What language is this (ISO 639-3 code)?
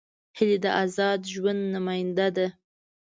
pus